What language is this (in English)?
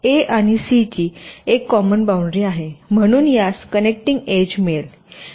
Marathi